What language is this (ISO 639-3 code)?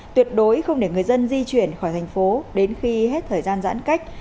vie